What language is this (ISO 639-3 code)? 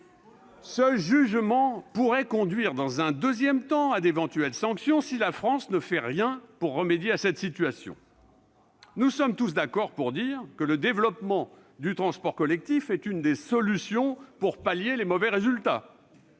fra